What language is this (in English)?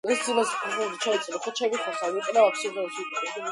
Georgian